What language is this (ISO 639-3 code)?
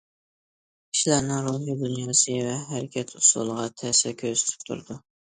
uig